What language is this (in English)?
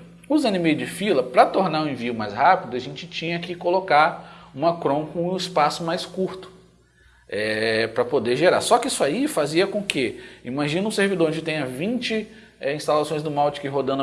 Portuguese